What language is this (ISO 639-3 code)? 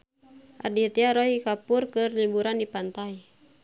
sun